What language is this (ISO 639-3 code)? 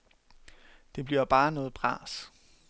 dan